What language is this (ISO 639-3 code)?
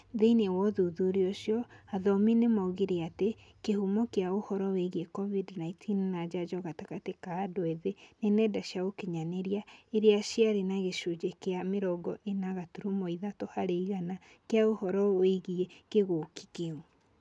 kik